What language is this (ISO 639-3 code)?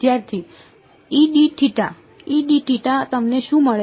guj